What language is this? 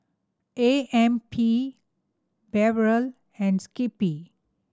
English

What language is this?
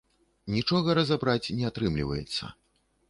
Belarusian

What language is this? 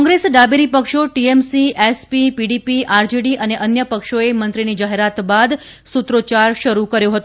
Gujarati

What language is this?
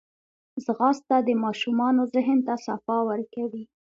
Pashto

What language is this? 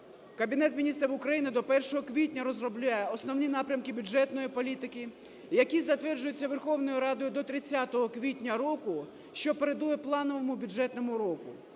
Ukrainian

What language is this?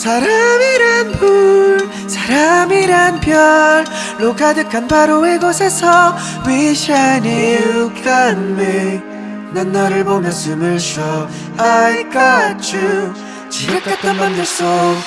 Korean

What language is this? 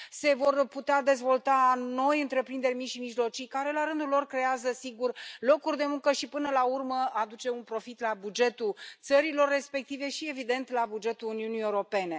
Romanian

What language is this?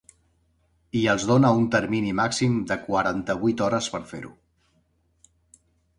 Catalan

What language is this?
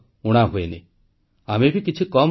Odia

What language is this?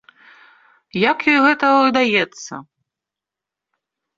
Belarusian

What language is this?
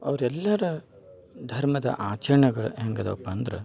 Kannada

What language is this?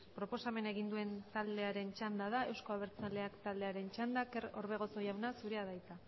Basque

